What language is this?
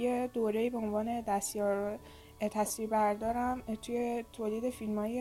Persian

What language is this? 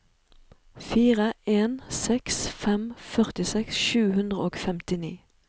Norwegian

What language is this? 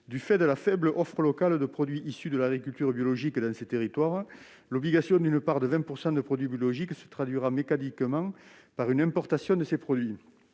French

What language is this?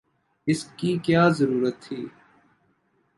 Urdu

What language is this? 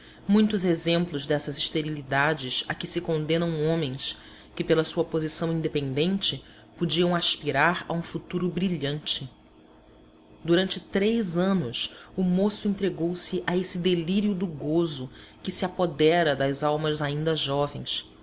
Portuguese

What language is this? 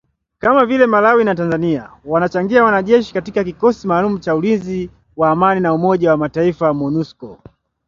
Swahili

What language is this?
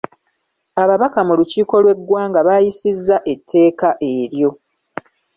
Ganda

